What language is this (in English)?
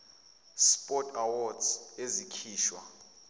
Zulu